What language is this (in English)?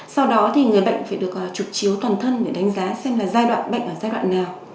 Vietnamese